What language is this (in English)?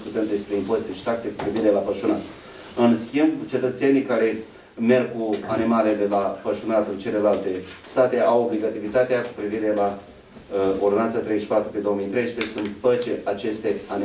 Romanian